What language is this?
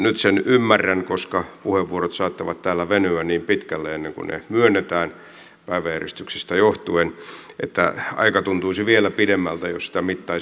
Finnish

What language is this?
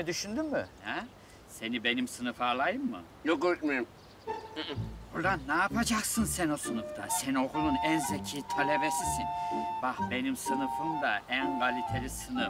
Turkish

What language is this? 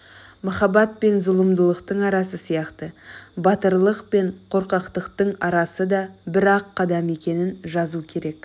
Kazakh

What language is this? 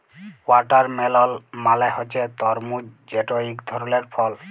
Bangla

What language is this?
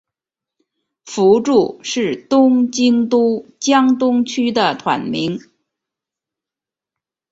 Chinese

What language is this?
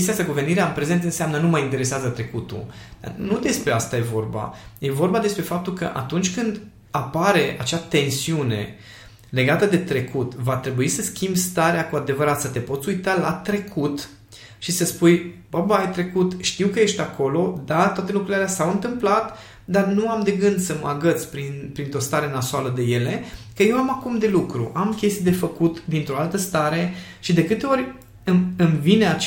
Romanian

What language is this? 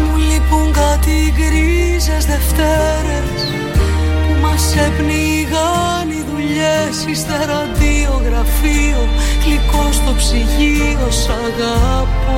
Greek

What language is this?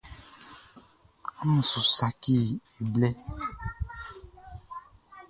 Baoulé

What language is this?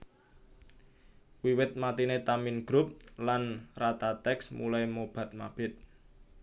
Javanese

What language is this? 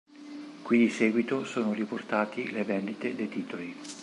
Italian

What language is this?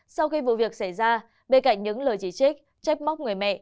Vietnamese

